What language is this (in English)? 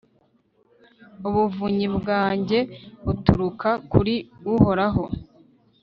Kinyarwanda